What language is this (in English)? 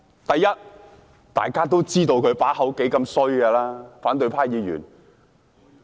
Cantonese